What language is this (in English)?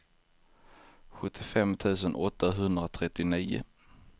Swedish